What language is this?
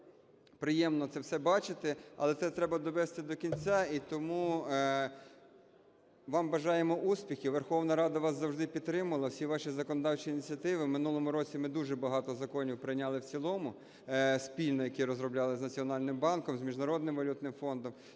Ukrainian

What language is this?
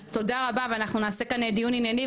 Hebrew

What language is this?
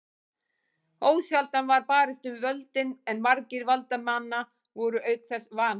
Icelandic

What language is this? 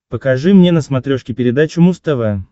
Russian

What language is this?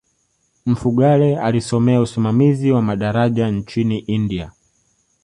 Swahili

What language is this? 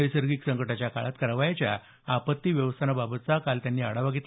Marathi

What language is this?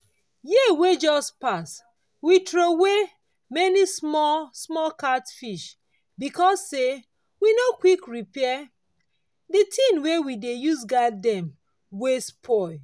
Nigerian Pidgin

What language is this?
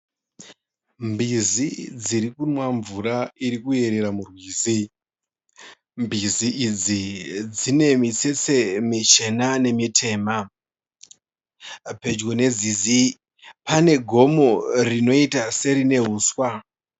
Shona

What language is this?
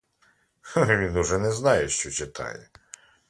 Ukrainian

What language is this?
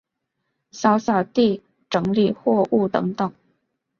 Chinese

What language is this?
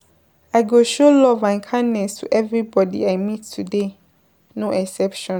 Nigerian Pidgin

